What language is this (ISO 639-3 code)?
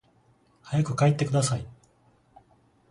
jpn